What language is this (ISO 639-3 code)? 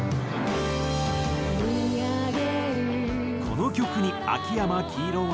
jpn